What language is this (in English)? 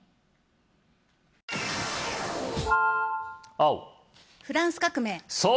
Japanese